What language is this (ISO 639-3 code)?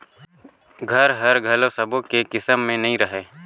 hne